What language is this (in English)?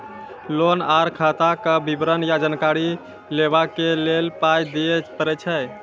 Maithili